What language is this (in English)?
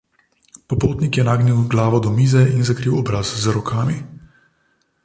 Slovenian